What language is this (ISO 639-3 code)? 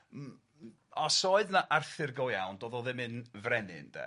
cym